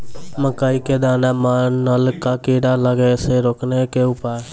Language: Maithili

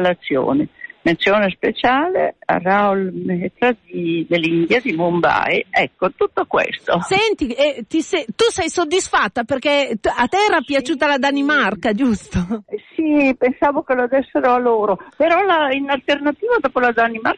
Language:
Italian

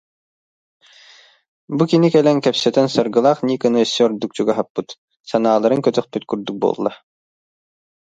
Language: Yakut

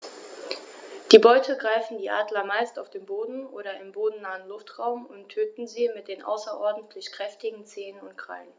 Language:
German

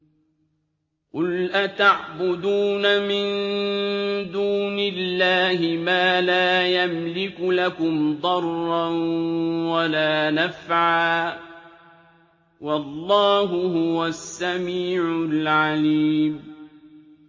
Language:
Arabic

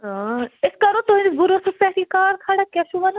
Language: Kashmiri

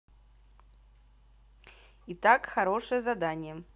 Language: Russian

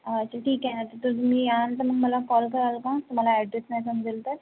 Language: Marathi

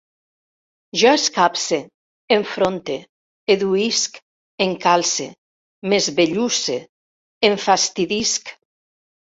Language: Catalan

